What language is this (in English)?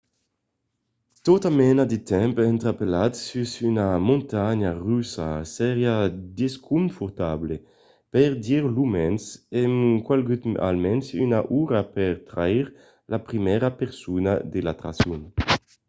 Occitan